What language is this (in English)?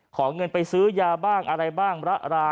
Thai